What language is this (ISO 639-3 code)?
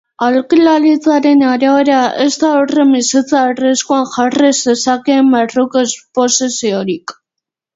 eus